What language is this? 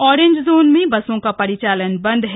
Hindi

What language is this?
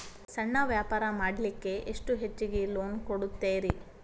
Kannada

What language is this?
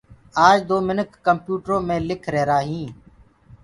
Gurgula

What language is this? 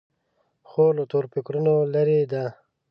Pashto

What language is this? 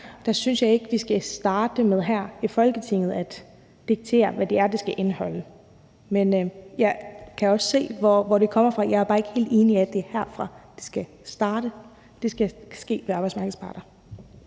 Danish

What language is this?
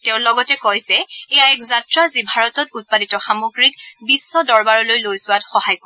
Assamese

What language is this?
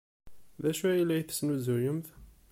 Kabyle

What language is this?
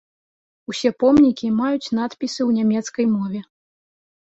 Belarusian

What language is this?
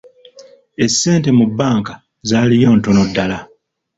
Ganda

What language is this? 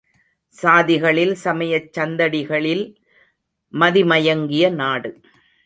Tamil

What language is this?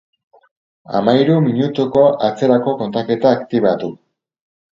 Basque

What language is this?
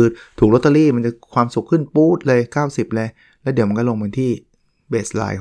Thai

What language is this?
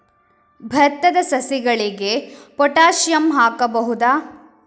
Kannada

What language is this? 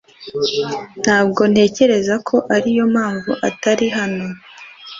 Kinyarwanda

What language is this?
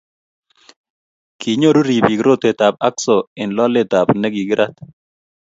Kalenjin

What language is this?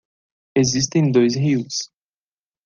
Portuguese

